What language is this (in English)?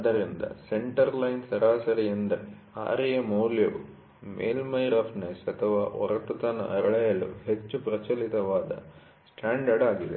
Kannada